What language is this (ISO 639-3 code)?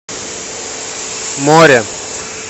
rus